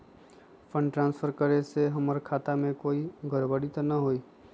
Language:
Magahi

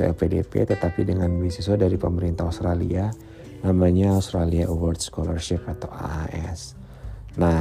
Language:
Indonesian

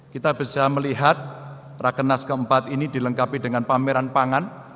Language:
Indonesian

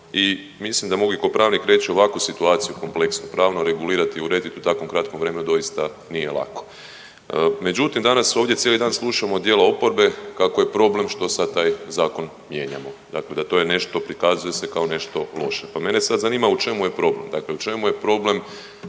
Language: Croatian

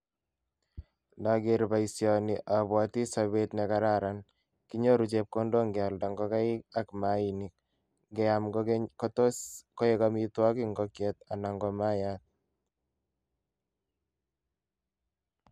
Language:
Kalenjin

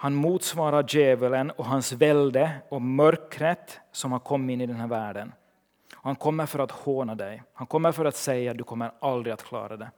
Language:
Swedish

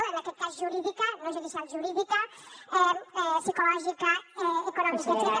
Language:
Catalan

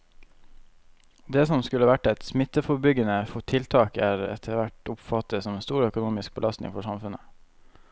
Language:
Norwegian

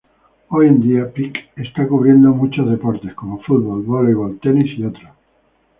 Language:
Spanish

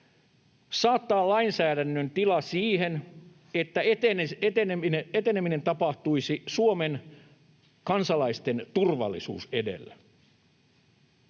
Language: Finnish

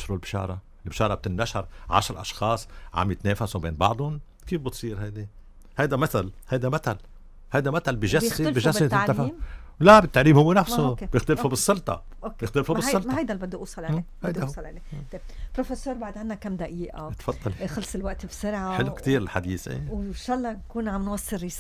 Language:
Arabic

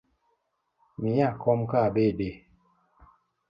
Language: Luo (Kenya and Tanzania)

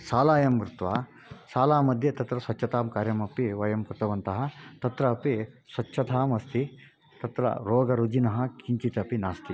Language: Sanskrit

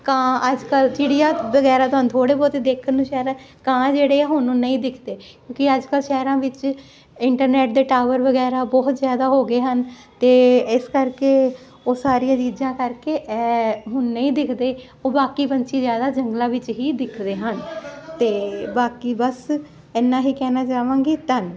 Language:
Punjabi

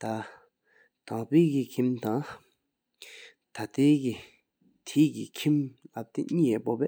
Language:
Sikkimese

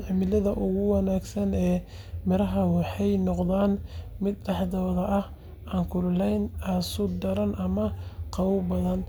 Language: Somali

